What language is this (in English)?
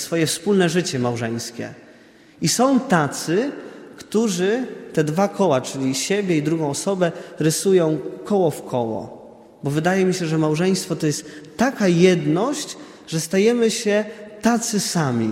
Polish